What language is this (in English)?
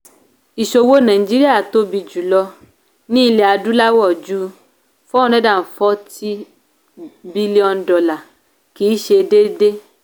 Yoruba